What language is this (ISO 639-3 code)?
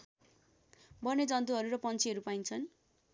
nep